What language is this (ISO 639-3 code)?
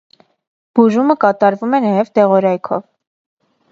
hye